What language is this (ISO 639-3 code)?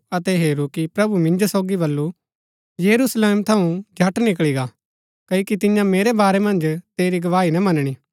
gbk